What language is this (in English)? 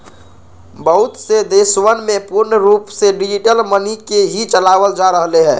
Magahi